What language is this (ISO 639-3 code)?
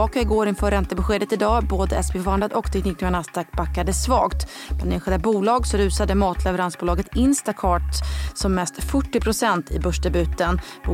swe